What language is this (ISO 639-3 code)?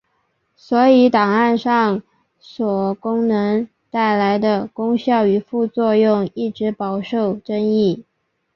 zho